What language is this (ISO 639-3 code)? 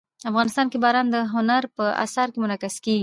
pus